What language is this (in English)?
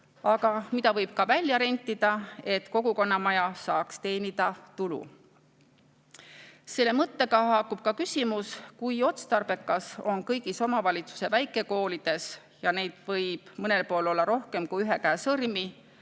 Estonian